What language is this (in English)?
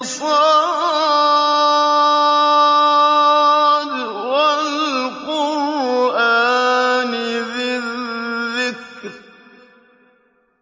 Arabic